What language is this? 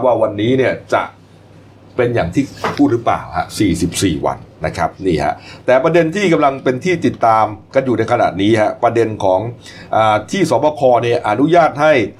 Thai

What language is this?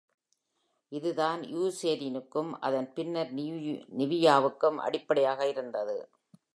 Tamil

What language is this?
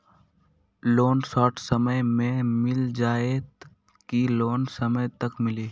Magahi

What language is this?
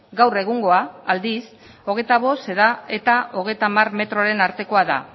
Basque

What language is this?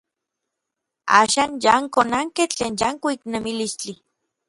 Orizaba Nahuatl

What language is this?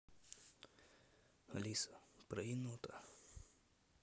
Russian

